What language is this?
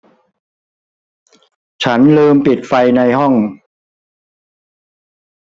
Thai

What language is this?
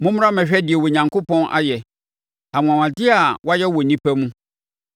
Akan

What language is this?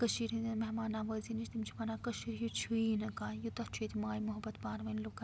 Kashmiri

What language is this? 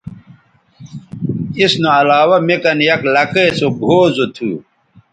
Bateri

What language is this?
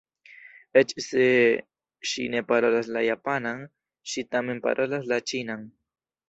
Esperanto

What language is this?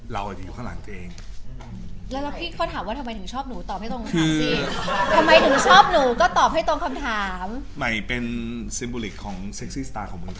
Thai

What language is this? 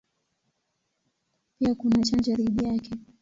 Swahili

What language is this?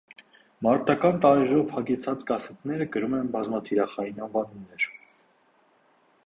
Armenian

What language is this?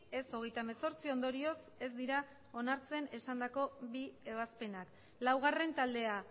Basque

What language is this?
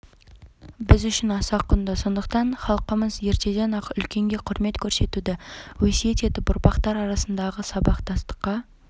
Kazakh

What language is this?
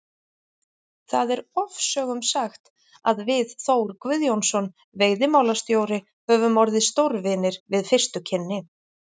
Icelandic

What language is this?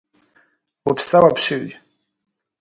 Kabardian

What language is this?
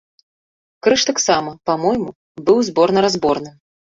Belarusian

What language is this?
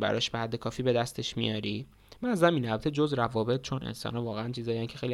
Persian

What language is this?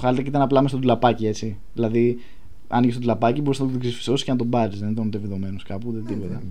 Greek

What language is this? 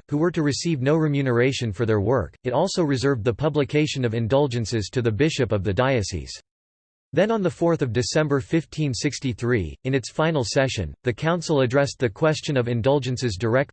English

